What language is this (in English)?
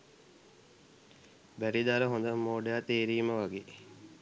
Sinhala